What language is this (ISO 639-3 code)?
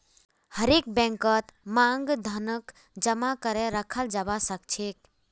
mag